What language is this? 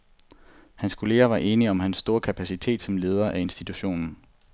Danish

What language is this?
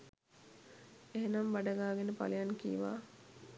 Sinhala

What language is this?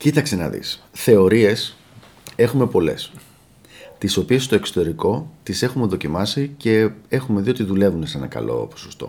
Greek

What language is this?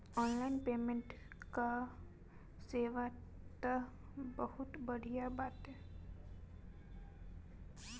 Bhojpuri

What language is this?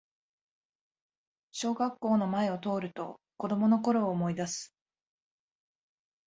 Japanese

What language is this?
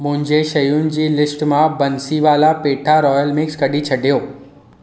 Sindhi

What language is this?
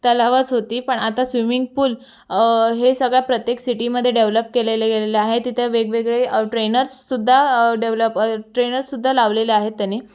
Marathi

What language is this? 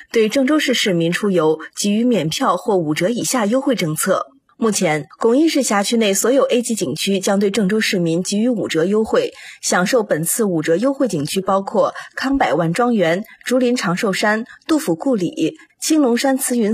Chinese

